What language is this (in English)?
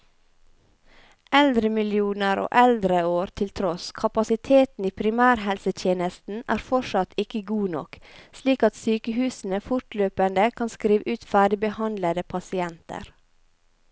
Norwegian